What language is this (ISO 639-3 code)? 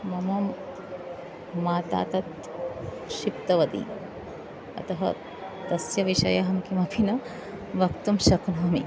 san